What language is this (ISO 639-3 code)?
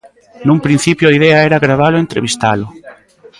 glg